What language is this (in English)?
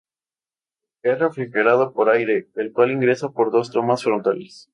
Spanish